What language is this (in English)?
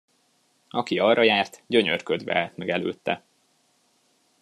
Hungarian